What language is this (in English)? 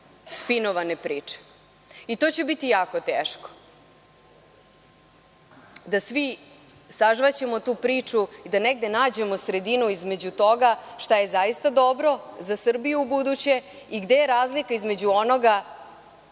Serbian